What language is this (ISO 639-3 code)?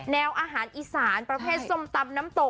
tha